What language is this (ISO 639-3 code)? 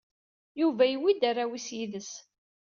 kab